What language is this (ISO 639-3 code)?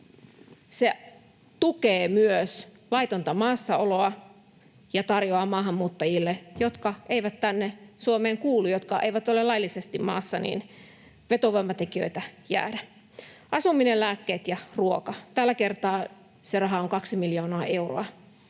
fin